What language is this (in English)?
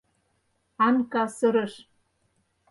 Mari